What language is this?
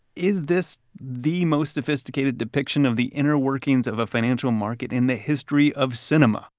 English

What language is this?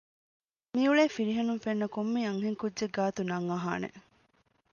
Divehi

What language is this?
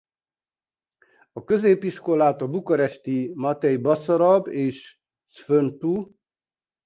Hungarian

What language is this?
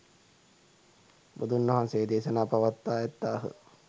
Sinhala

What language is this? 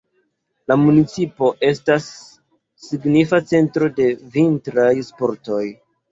Esperanto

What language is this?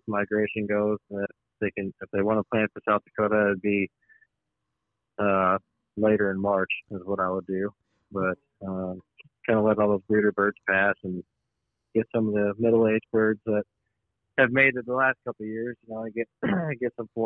English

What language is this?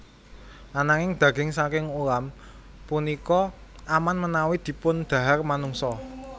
Javanese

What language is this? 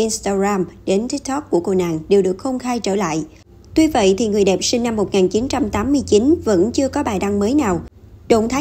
Vietnamese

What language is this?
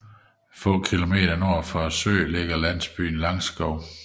Danish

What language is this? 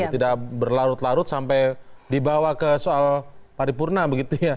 Indonesian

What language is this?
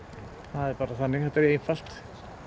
Icelandic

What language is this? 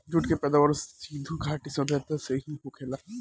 Bhojpuri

